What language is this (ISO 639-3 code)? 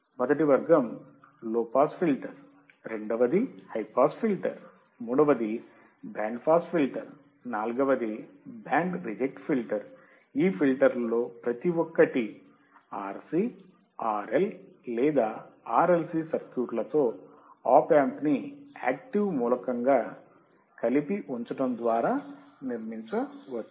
tel